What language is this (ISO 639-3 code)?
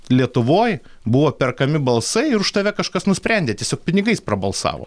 lit